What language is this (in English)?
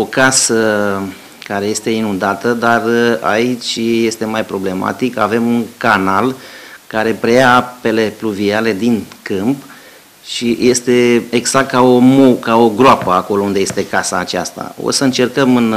Romanian